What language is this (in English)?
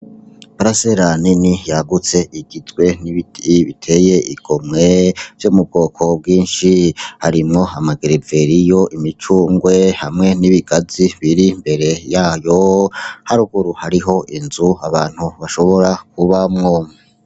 Rundi